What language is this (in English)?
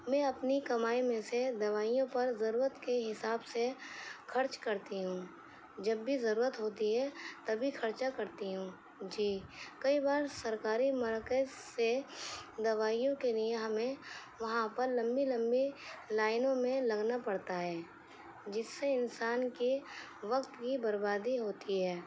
Urdu